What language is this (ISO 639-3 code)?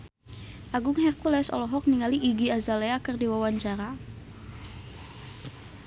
sun